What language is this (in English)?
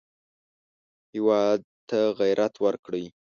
Pashto